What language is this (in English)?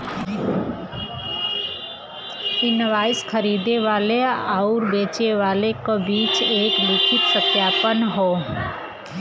Bhojpuri